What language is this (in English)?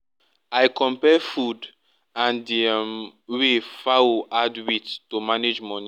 Nigerian Pidgin